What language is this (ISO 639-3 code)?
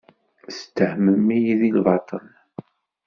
kab